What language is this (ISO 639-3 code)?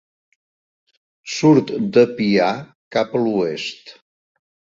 cat